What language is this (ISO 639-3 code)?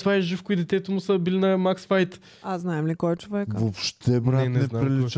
bul